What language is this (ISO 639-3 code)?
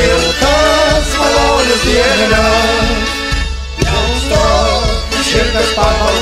ron